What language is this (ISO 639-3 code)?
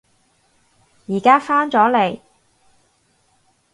yue